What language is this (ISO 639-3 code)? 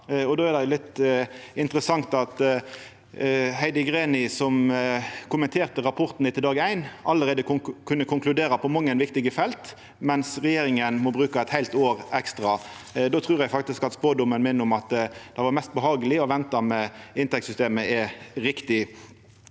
nor